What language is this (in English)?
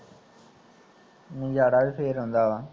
Punjabi